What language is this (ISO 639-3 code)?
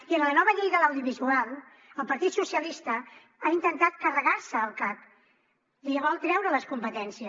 cat